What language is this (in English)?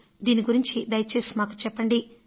Telugu